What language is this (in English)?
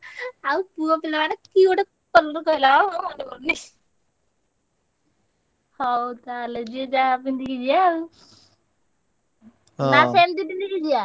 Odia